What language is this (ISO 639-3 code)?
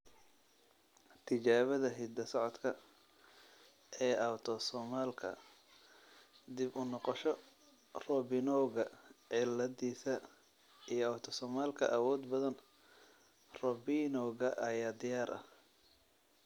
som